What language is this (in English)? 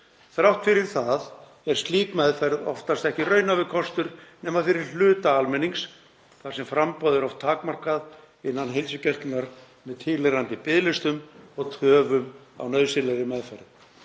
Icelandic